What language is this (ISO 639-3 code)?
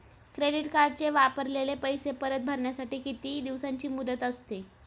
mar